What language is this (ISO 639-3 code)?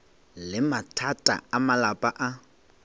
nso